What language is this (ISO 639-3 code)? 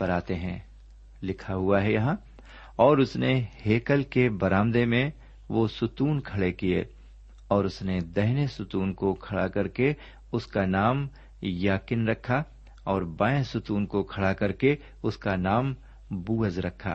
urd